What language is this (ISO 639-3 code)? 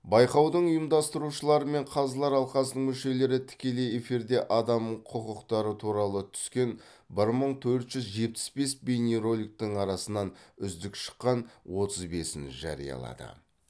kaz